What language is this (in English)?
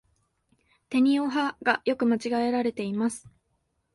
Japanese